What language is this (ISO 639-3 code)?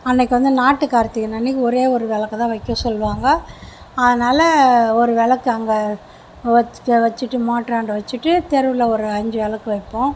tam